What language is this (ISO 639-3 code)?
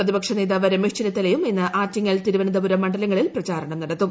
mal